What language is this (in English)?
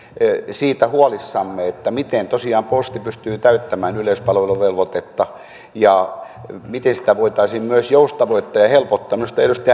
Finnish